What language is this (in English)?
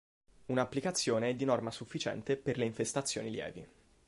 Italian